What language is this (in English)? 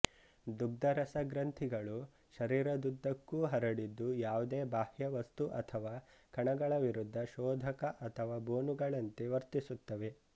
Kannada